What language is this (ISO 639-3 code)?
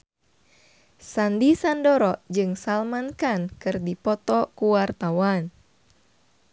sun